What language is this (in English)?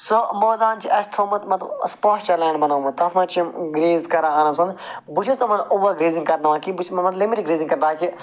Kashmiri